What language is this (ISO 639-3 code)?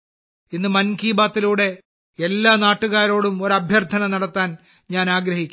mal